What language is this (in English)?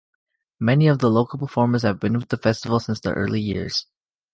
English